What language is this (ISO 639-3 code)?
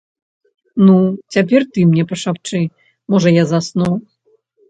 bel